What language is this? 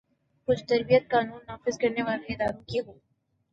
Urdu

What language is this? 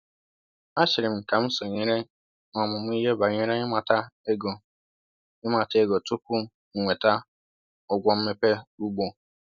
Igbo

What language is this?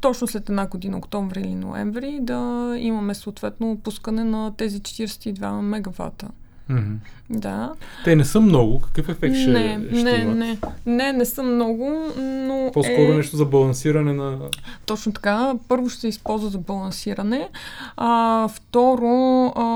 Bulgarian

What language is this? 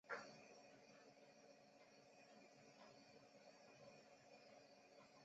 Chinese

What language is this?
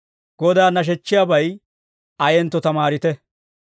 Dawro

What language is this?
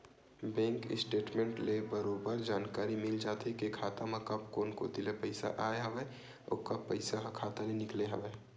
Chhattisgarhi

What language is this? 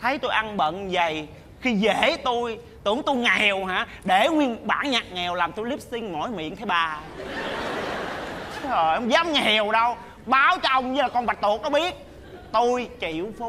Vietnamese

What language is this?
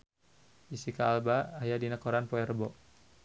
Sundanese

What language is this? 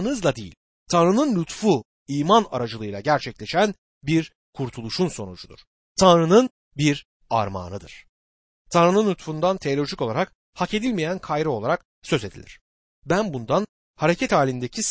Turkish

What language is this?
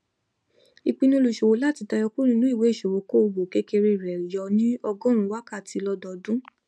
Yoruba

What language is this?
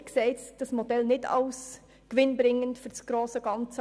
Swiss German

